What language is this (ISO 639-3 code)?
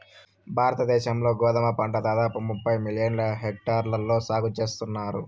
tel